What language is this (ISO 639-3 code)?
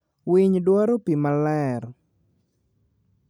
luo